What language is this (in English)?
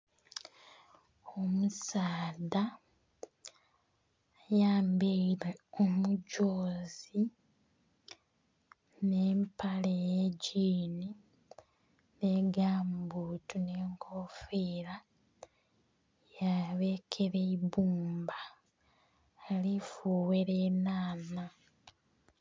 Soga